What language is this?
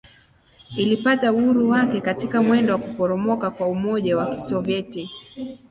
Swahili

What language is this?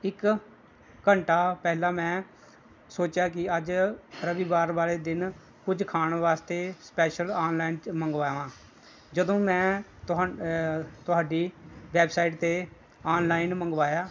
Punjabi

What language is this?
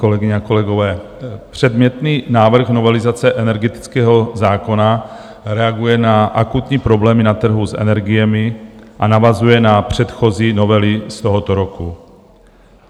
Czech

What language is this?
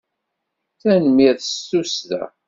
Kabyle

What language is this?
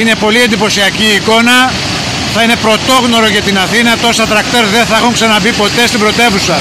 Greek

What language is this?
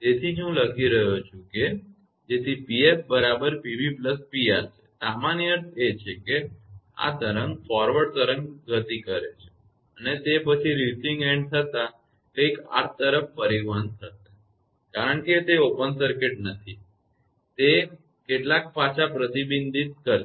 Gujarati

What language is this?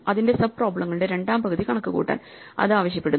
Malayalam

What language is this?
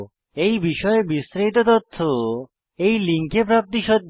Bangla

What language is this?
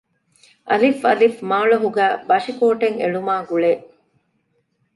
Divehi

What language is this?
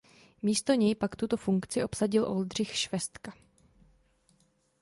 Czech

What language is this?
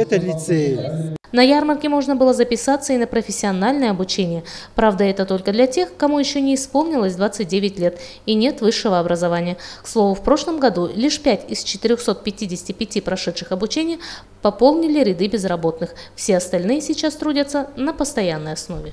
Russian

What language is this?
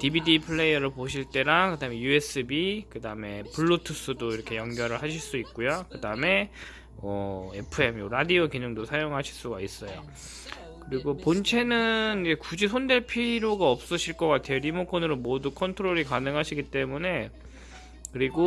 Korean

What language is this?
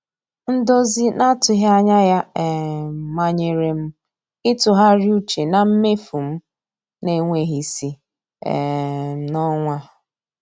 Igbo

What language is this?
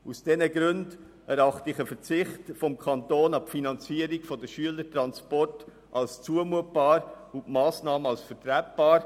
Swiss German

